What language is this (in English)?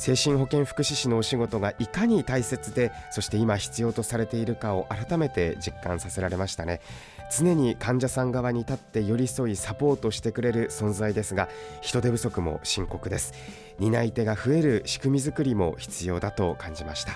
Japanese